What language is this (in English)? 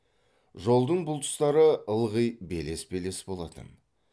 Kazakh